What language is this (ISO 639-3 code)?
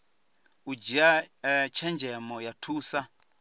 ven